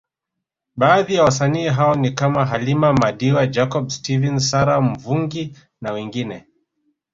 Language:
Swahili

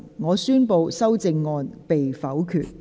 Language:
Cantonese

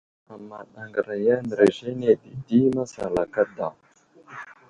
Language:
Wuzlam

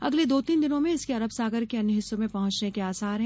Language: Hindi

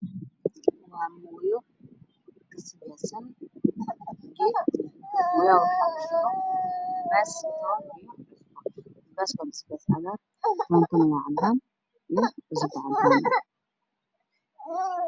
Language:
Somali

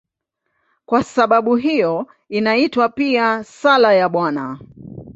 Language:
Swahili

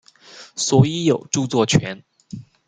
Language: Chinese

